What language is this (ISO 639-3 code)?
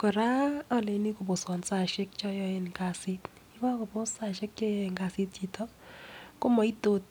kln